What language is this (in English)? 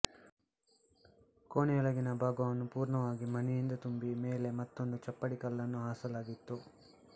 Kannada